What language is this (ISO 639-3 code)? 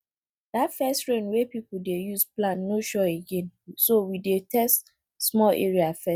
pcm